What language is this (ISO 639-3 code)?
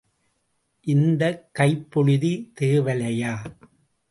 tam